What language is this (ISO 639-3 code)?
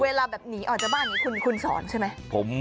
tha